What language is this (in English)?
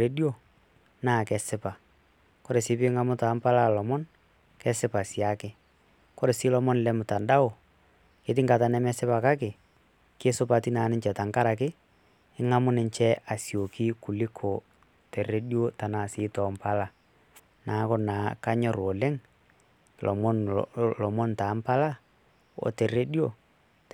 Masai